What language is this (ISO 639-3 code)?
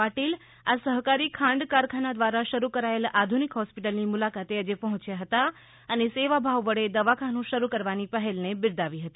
guj